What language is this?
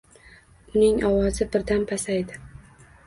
Uzbek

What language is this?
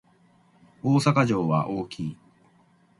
Japanese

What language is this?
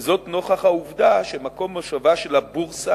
Hebrew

